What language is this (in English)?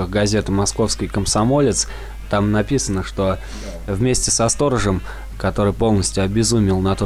Russian